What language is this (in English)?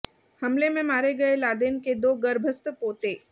Hindi